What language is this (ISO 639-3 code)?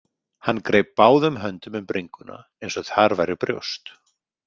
isl